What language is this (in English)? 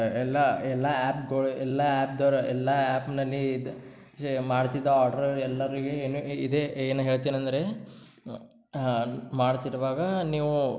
Kannada